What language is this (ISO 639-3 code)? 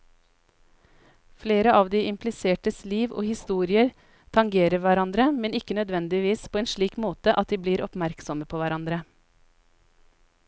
nor